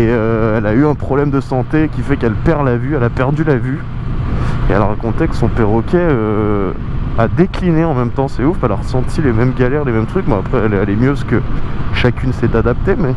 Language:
French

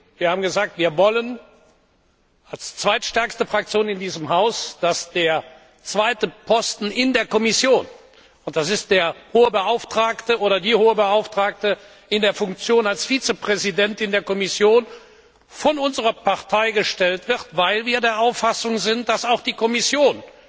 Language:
German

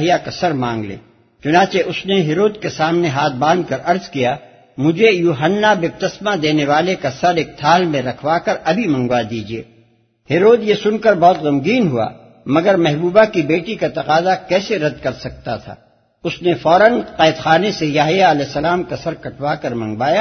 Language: Urdu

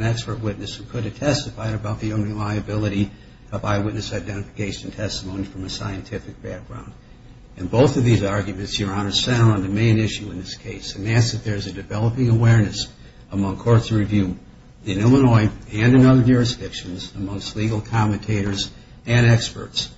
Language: English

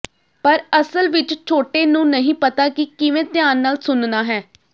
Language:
Punjabi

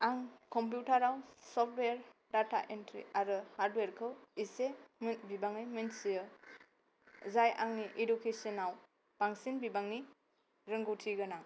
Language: Bodo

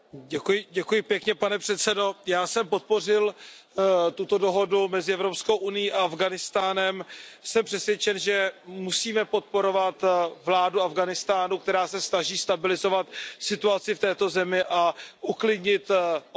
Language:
Czech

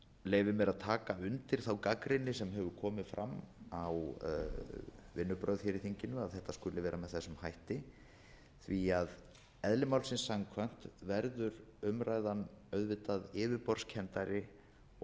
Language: Icelandic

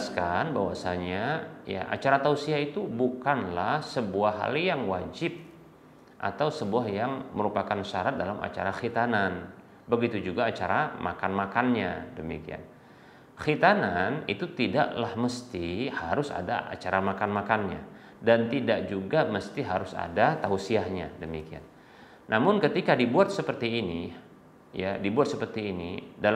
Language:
Indonesian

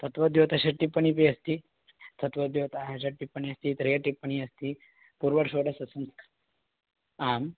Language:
Sanskrit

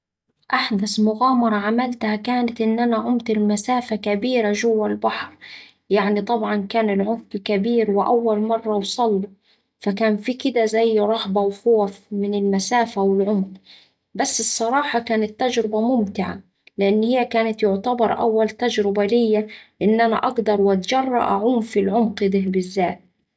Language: Saidi Arabic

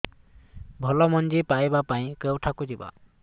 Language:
Odia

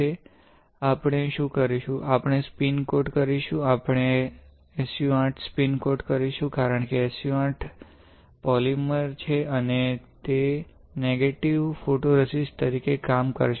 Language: Gujarati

